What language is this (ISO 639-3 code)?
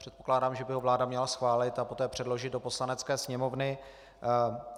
ces